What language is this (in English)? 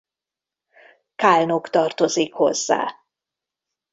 Hungarian